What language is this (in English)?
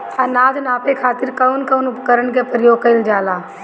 Bhojpuri